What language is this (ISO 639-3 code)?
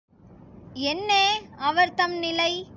tam